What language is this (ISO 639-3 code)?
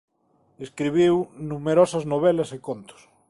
glg